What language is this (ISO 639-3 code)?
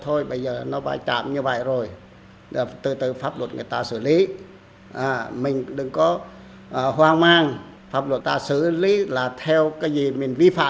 vie